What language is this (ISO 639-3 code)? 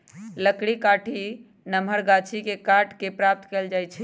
mag